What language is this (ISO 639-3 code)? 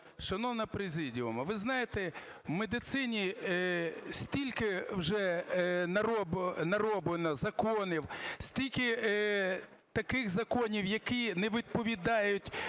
ukr